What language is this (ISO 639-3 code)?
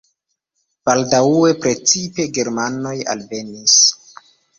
epo